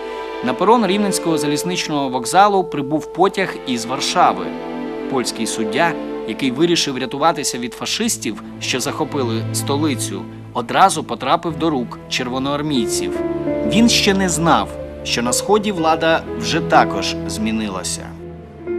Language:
Ukrainian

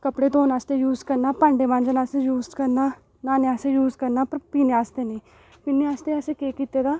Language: Dogri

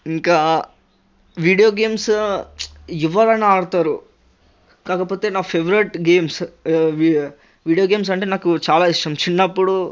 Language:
Telugu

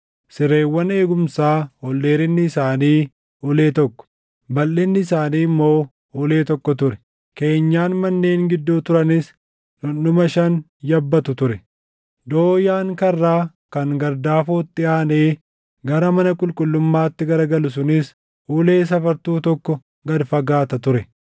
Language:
Oromo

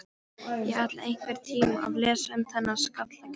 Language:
Icelandic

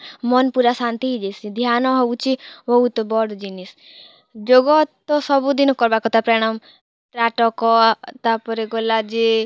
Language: Odia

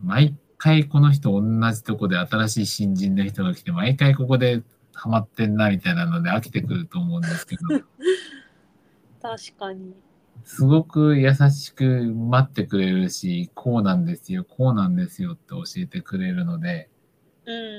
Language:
Japanese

